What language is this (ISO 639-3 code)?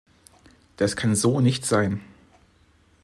deu